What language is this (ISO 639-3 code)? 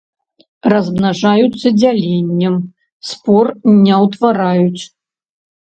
bel